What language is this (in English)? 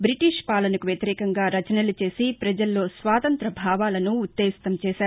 Telugu